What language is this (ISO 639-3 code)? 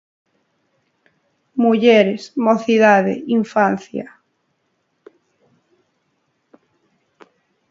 glg